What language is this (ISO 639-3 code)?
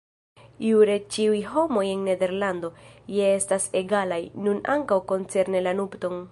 epo